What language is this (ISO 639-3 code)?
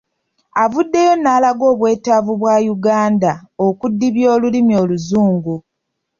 lug